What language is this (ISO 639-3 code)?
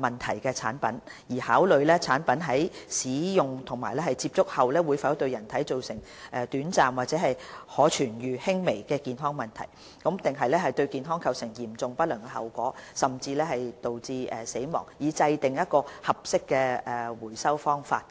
yue